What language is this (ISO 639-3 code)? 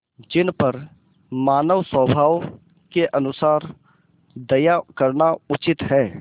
hin